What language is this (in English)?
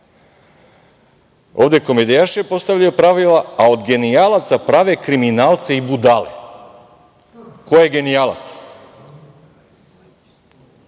Serbian